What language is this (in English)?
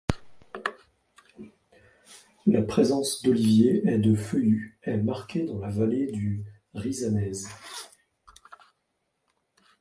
French